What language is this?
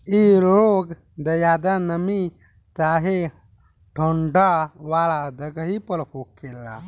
Bhojpuri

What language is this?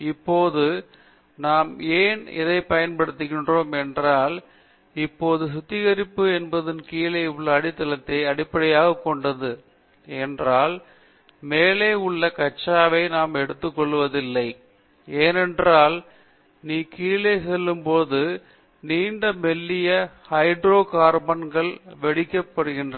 Tamil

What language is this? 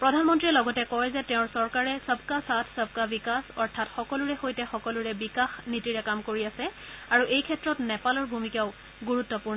Assamese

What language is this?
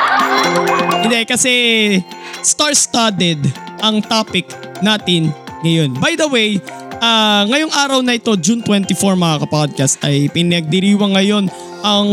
Filipino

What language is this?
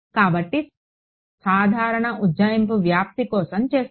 Telugu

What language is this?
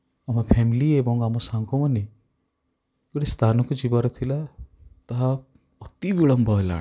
Odia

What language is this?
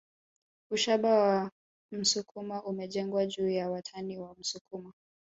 Swahili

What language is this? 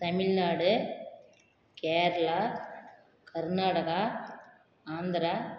Tamil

